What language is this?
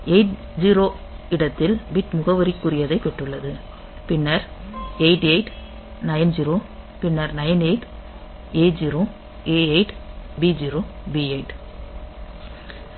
Tamil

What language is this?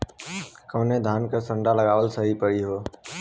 Bhojpuri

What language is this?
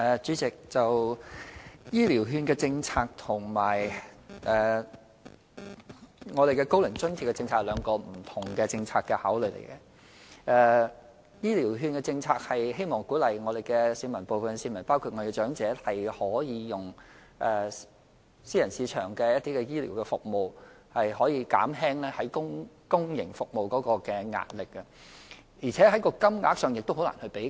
Cantonese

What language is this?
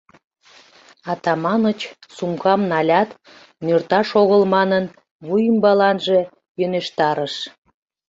Mari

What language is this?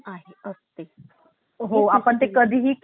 Marathi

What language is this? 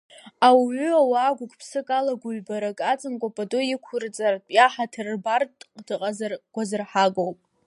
Abkhazian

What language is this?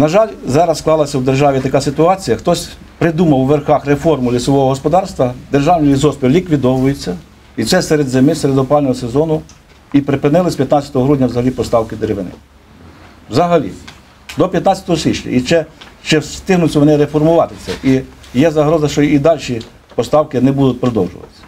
Ukrainian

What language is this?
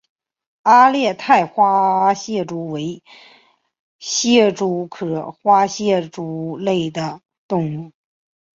Chinese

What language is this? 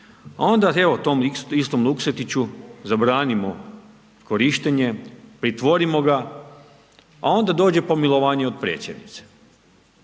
Croatian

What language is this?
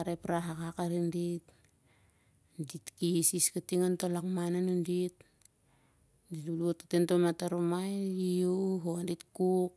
Siar-Lak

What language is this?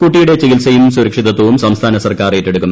Malayalam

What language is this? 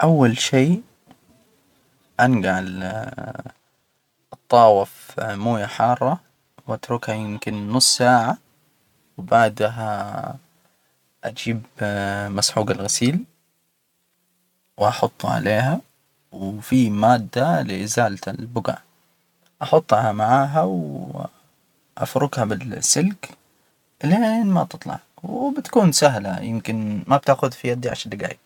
Hijazi Arabic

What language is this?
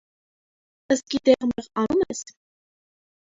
Armenian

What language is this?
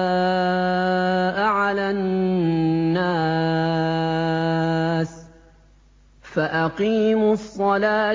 Arabic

